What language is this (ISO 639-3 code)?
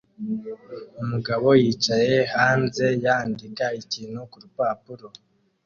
kin